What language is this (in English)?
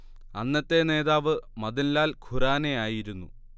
Malayalam